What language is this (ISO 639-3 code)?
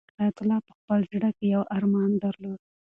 pus